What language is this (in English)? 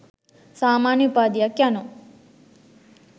Sinhala